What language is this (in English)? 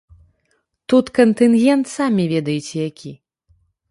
Belarusian